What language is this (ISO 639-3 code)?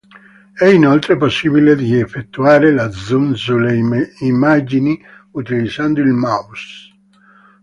ita